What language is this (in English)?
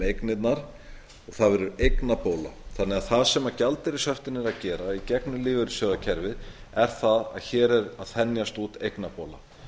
Icelandic